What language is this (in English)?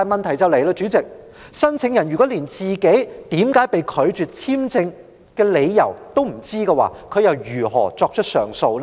Cantonese